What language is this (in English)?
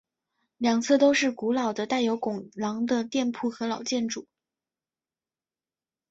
Chinese